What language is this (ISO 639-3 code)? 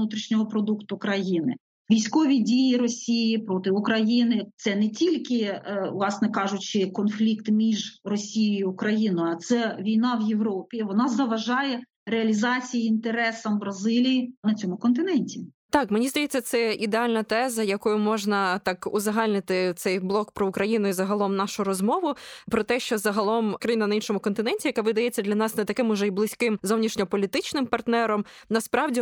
ukr